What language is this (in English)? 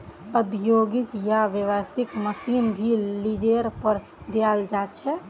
Magahi